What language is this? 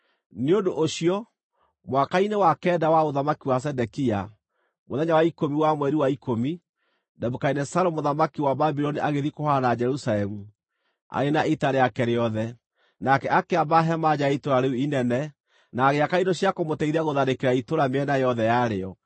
Kikuyu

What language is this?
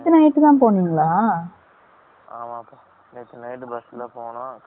Tamil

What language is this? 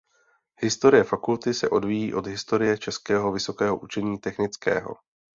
Czech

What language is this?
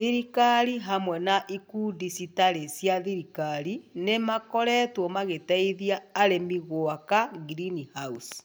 Kikuyu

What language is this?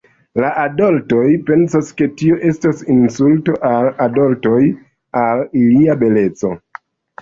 Esperanto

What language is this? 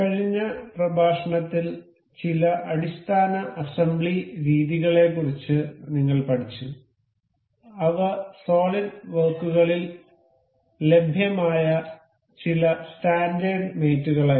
Malayalam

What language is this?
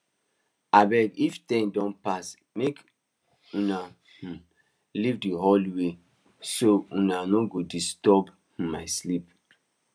Nigerian Pidgin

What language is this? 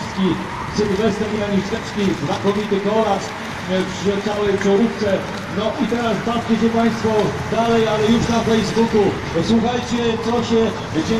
Polish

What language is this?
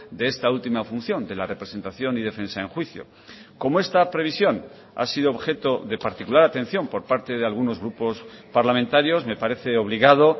Spanish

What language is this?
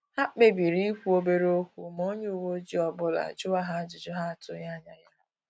Igbo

